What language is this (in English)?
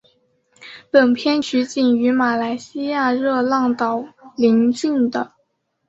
Chinese